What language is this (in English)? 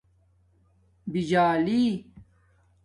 Domaaki